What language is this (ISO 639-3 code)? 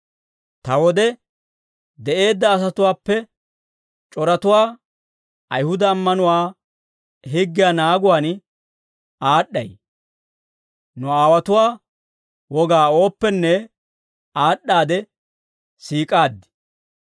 dwr